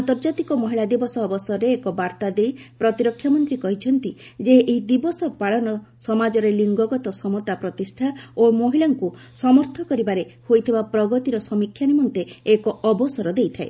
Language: Odia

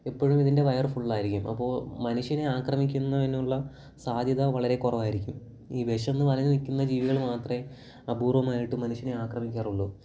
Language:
Malayalam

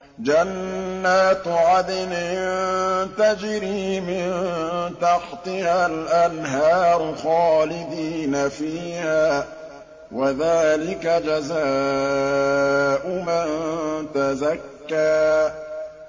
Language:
Arabic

